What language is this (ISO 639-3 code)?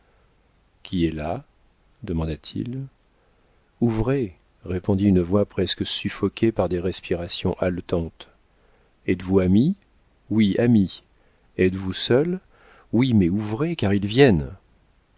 fra